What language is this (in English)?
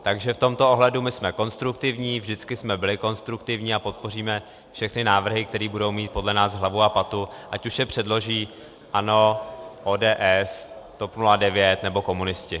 Czech